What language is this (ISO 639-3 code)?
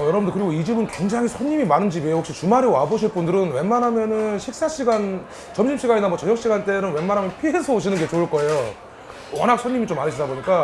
kor